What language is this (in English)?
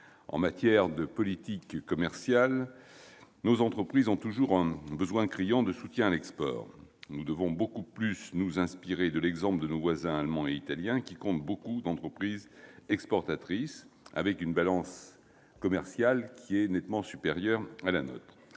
French